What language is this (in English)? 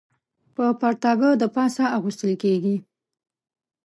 Pashto